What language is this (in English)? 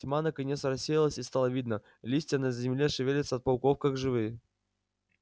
Russian